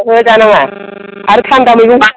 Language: Bodo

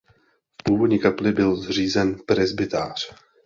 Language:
Czech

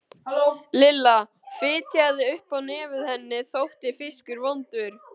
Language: Icelandic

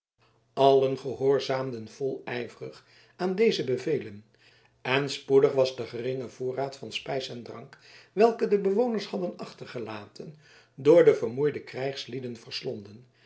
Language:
Dutch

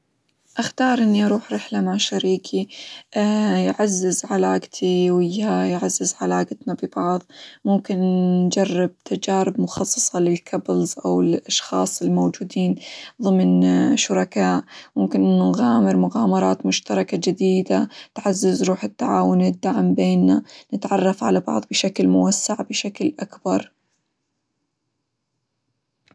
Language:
Hijazi Arabic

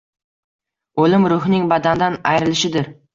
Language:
Uzbek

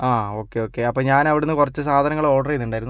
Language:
Malayalam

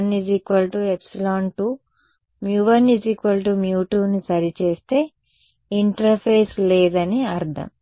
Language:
Telugu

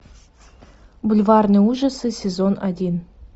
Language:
Russian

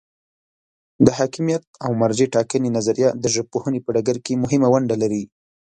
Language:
Pashto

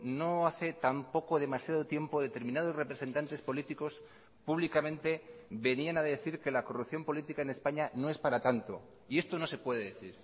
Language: Spanish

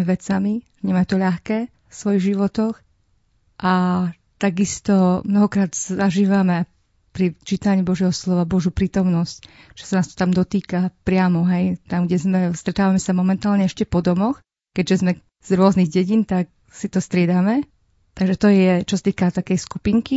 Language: Slovak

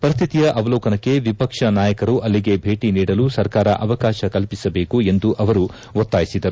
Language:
Kannada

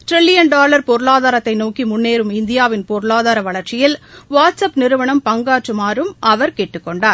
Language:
Tamil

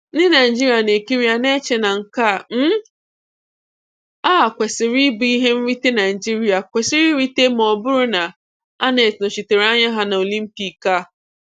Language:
Igbo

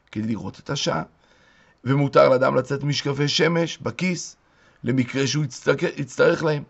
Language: Hebrew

